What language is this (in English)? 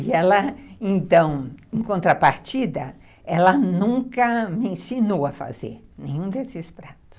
Portuguese